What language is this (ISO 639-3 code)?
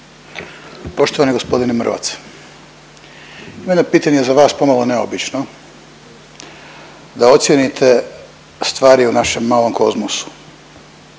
hrv